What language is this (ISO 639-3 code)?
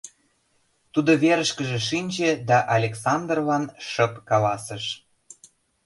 chm